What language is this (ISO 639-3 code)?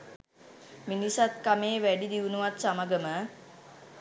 sin